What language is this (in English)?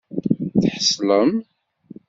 Kabyle